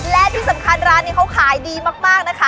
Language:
Thai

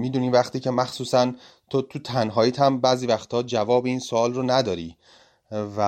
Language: Persian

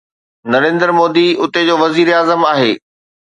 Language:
Sindhi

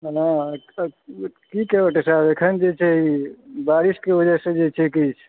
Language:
Maithili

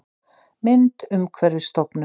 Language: Icelandic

